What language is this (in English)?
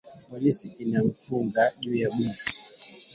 Swahili